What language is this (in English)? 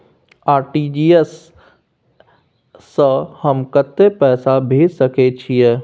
Maithili